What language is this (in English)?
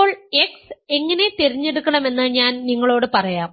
Malayalam